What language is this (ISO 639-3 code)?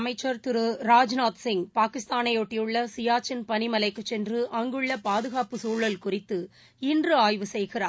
tam